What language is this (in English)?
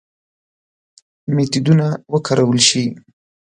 Pashto